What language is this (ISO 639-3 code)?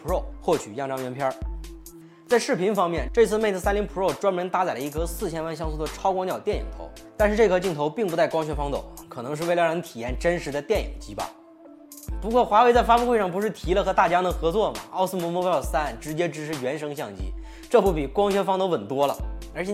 zho